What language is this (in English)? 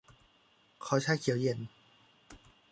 Thai